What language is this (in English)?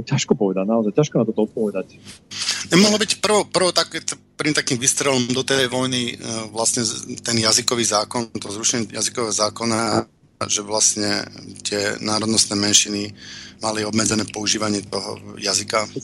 Slovak